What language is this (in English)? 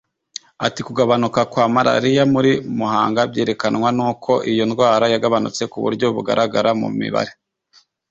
Kinyarwanda